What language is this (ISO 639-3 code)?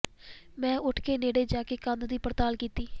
pan